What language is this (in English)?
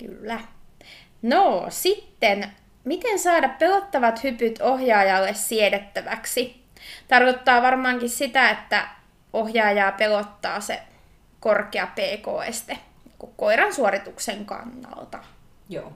Finnish